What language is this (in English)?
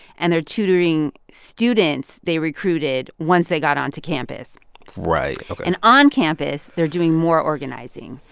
English